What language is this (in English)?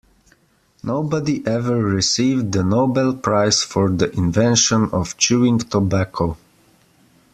English